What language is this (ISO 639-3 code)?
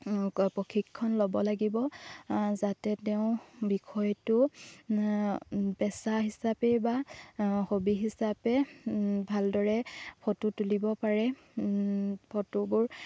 asm